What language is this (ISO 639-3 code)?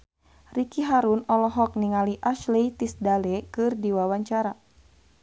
sun